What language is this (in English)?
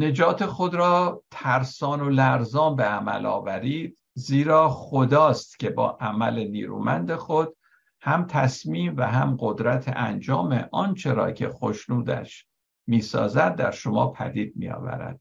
Persian